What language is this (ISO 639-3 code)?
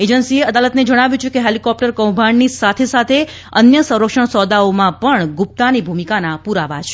guj